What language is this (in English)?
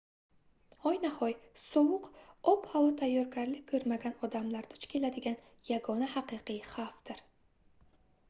Uzbek